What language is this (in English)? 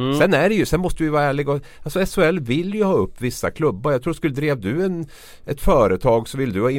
Swedish